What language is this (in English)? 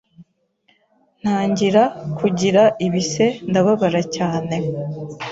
Kinyarwanda